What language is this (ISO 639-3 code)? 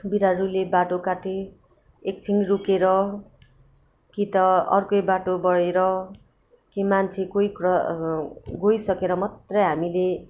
nep